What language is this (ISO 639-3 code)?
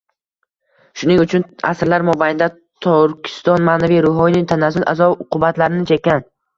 uzb